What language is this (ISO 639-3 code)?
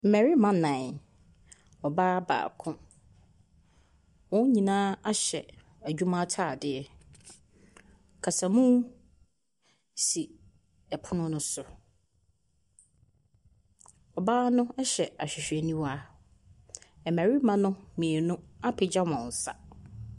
aka